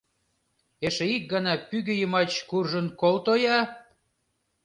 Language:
Mari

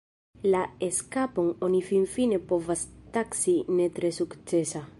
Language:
Esperanto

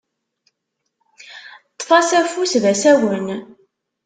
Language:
Kabyle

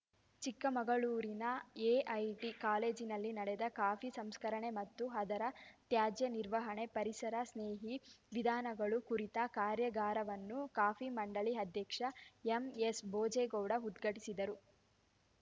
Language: Kannada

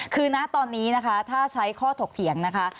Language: Thai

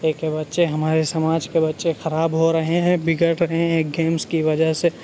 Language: Urdu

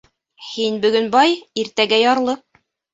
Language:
Bashkir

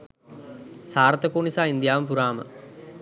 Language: Sinhala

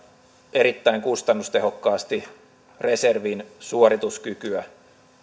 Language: Finnish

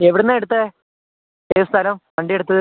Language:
Malayalam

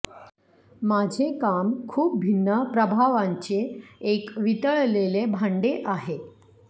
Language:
Marathi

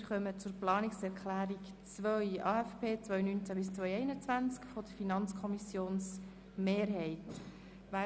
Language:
Swiss German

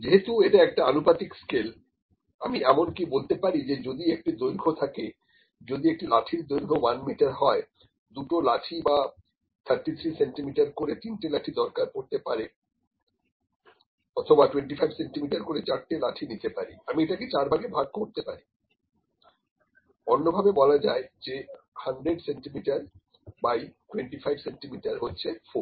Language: Bangla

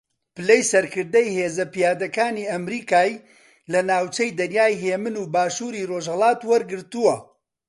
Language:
Central Kurdish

